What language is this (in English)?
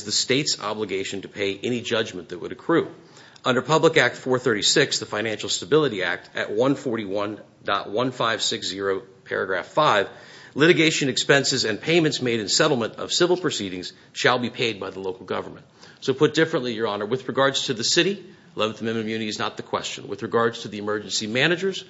English